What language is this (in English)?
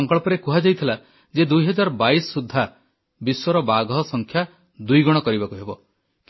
Odia